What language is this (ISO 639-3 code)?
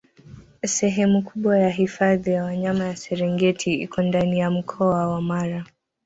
swa